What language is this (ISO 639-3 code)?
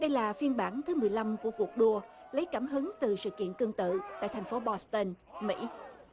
vie